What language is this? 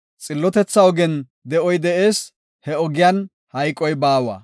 Gofa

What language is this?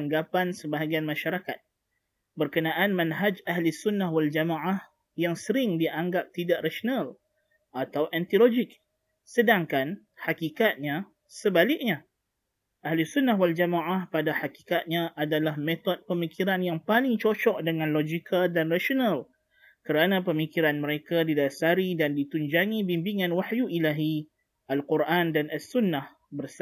Malay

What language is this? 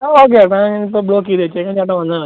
Malayalam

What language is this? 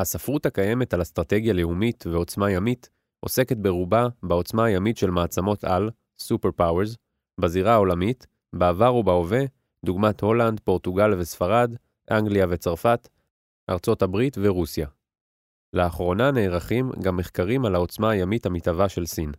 Hebrew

